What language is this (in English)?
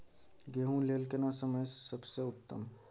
Maithili